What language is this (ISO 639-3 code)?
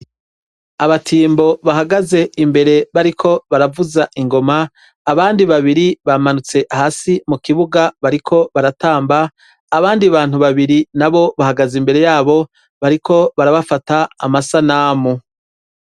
run